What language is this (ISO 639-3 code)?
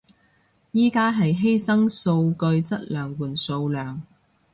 yue